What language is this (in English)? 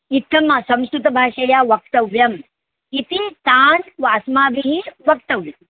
Sanskrit